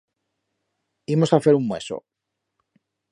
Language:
Aragonese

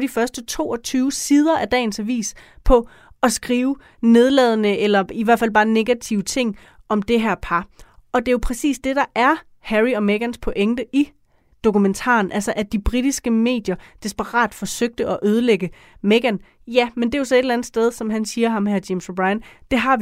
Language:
Danish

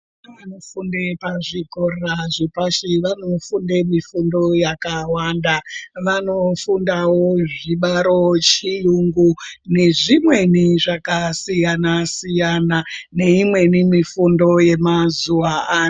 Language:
Ndau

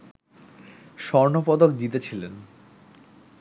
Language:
Bangla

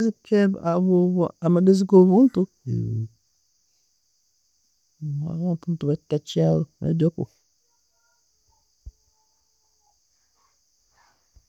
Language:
Tooro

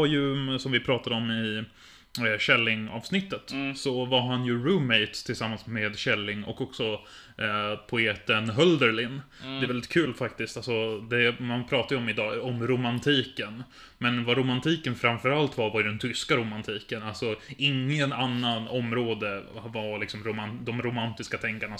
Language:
Swedish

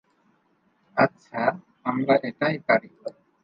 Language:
Bangla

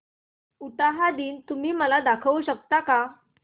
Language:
Marathi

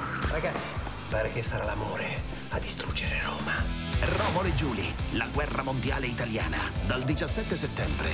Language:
Italian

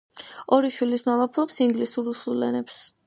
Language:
Georgian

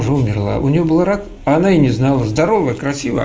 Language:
Russian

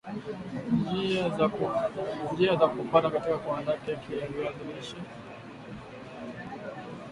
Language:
Swahili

